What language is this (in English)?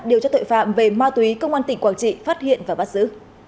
Vietnamese